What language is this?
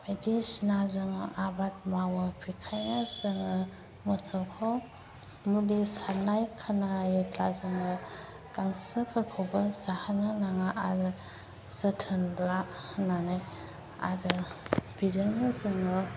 Bodo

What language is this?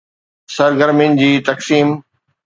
Sindhi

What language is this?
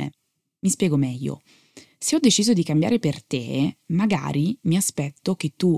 Italian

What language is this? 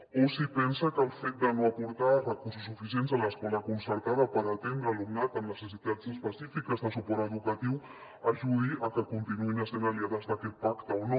Catalan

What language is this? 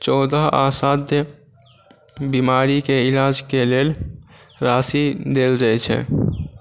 Maithili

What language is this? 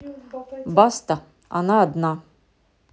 Russian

